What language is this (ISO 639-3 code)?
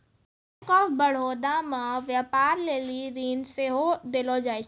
mai